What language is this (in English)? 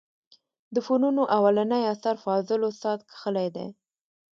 Pashto